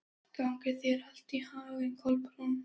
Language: Icelandic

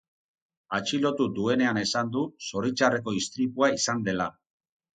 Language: Basque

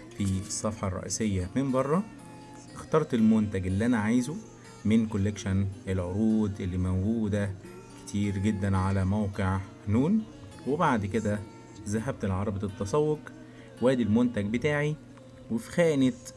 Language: Arabic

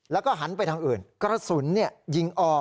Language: Thai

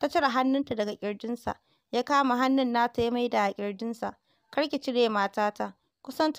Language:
Arabic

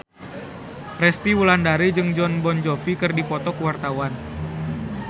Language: Sundanese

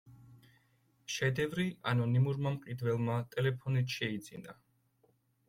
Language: Georgian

